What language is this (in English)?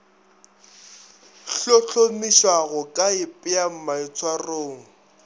Northern Sotho